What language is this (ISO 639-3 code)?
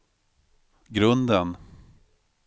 swe